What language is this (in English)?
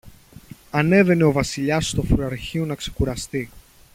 Greek